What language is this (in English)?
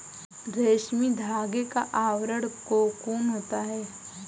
Hindi